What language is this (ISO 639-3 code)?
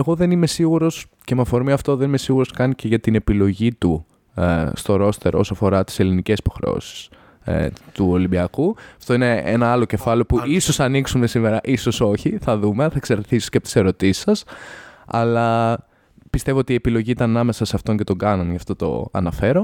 ell